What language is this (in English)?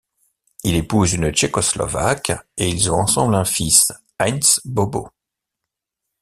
French